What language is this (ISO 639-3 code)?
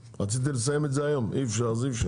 heb